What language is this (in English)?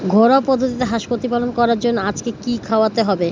Bangla